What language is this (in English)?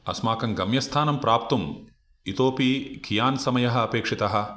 Sanskrit